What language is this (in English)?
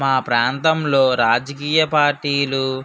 Telugu